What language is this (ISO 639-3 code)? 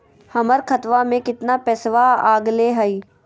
mag